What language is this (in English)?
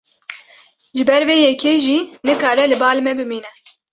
Kurdish